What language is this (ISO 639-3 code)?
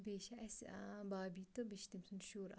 kas